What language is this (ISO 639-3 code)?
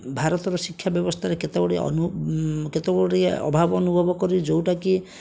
ori